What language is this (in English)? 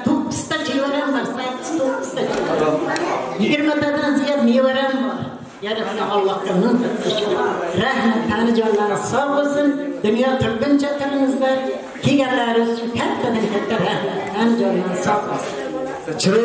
Turkish